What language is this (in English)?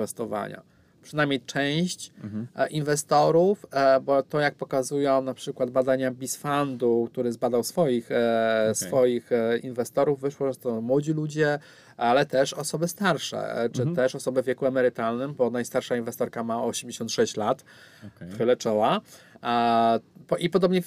Polish